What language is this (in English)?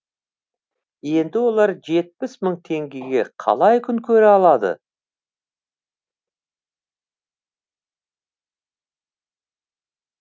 Kazakh